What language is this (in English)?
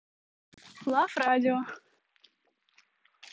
Russian